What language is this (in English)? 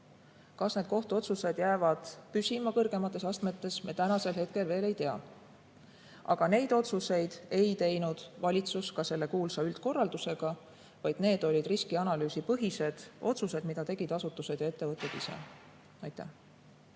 Estonian